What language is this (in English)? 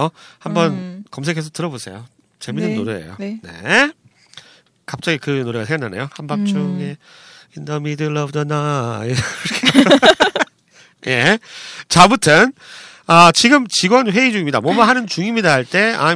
Korean